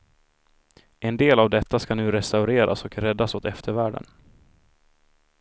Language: Swedish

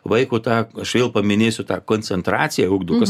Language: Lithuanian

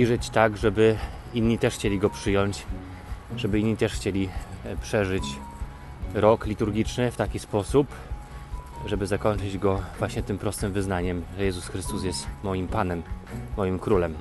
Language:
Polish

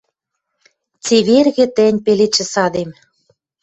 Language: Western Mari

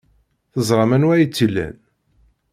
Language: Kabyle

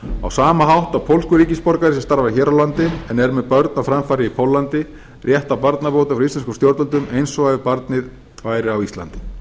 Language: Icelandic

